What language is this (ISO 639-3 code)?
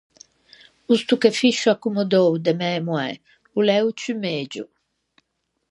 lij